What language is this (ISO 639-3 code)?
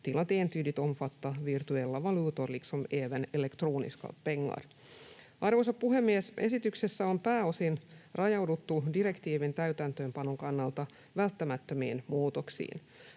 fin